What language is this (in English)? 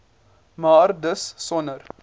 Afrikaans